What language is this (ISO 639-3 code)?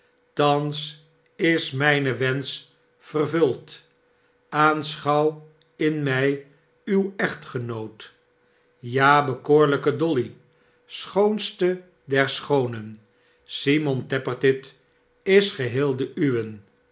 nld